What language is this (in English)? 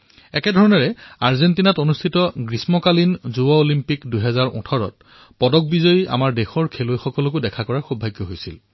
Assamese